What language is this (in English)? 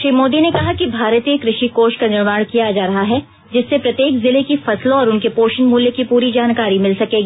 Hindi